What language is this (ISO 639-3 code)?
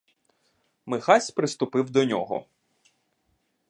ukr